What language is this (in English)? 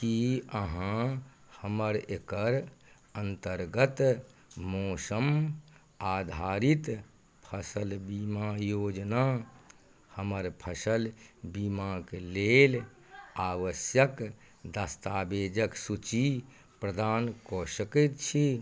Maithili